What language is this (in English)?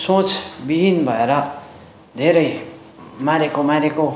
Nepali